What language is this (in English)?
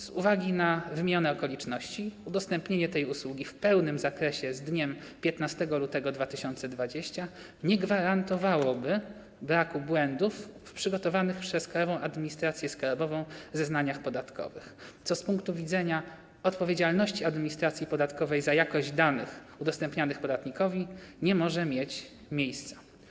Polish